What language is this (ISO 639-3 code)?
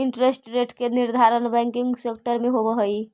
mag